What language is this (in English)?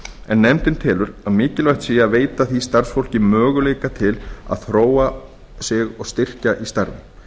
Icelandic